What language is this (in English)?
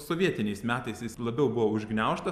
Lithuanian